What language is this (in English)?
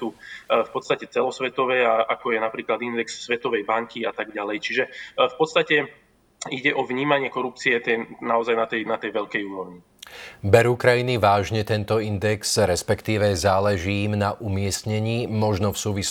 Slovak